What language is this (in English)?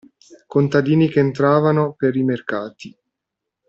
Italian